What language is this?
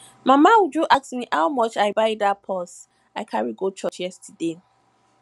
Nigerian Pidgin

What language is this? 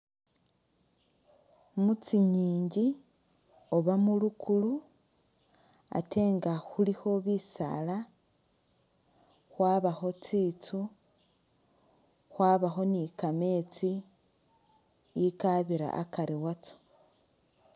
Masaaba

